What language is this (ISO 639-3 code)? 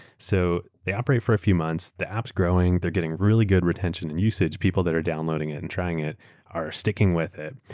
eng